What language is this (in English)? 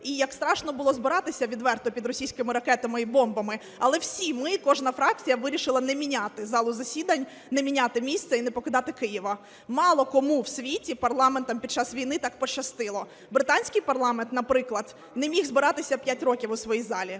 Ukrainian